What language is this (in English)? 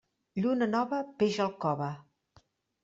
Catalan